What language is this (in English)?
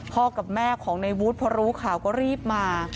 Thai